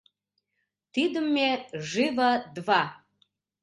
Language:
Mari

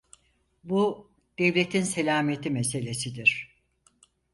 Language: Turkish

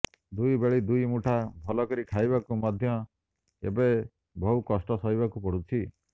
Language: Odia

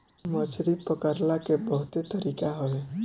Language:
Bhojpuri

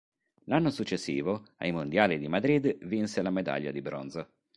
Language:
Italian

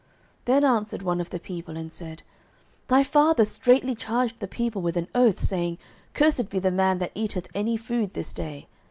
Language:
English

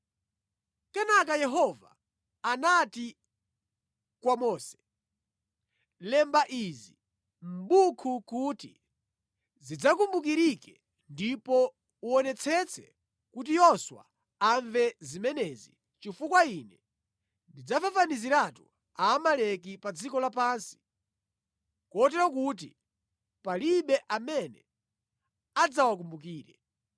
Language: Nyanja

